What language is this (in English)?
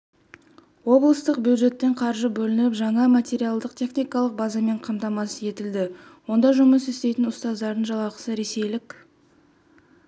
Kazakh